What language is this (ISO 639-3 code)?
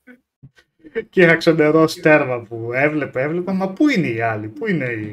ell